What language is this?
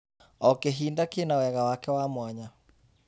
Kikuyu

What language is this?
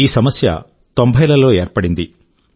Telugu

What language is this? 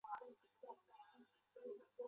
Chinese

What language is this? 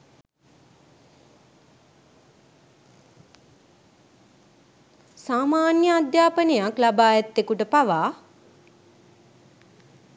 Sinhala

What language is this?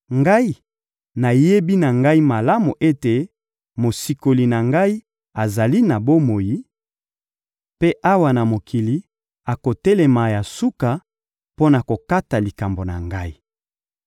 Lingala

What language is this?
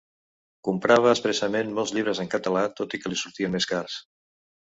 Catalan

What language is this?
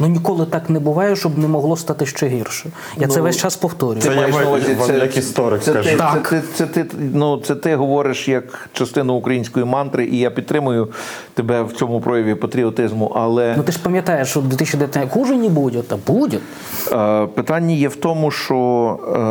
Ukrainian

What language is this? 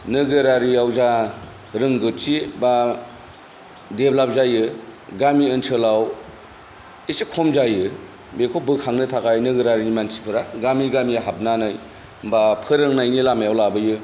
Bodo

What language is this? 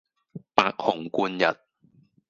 Cantonese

